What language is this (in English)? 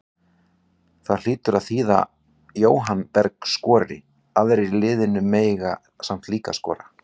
Icelandic